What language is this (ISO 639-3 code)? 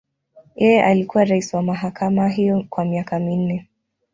swa